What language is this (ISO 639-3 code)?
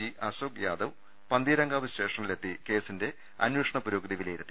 mal